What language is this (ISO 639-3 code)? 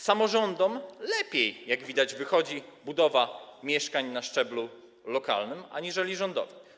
pol